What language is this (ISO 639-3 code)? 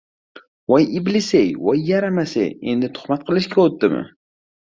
uzb